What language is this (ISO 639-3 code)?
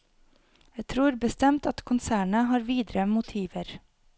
nor